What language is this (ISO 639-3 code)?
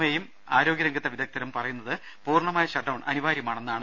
mal